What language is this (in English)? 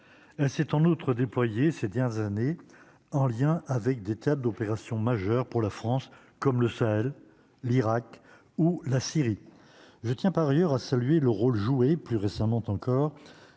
French